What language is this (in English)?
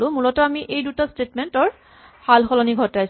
Assamese